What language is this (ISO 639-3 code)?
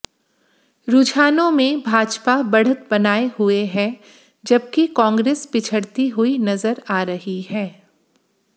hin